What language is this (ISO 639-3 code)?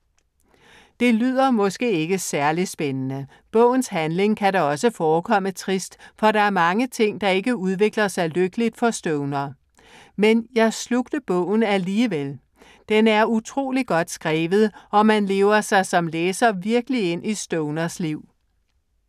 dan